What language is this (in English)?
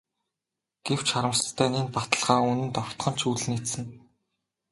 Mongolian